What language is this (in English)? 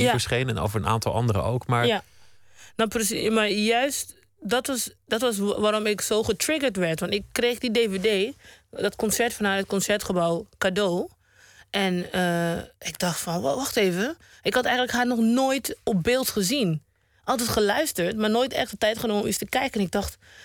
Dutch